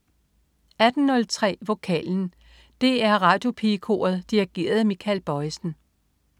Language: Danish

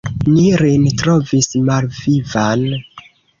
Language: Esperanto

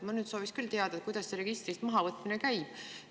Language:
Estonian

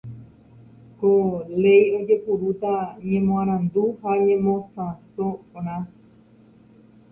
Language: Guarani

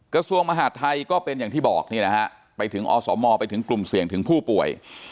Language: Thai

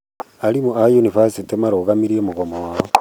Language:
Kikuyu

